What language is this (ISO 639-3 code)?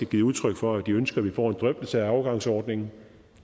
dan